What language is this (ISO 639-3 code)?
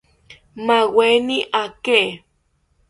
cpy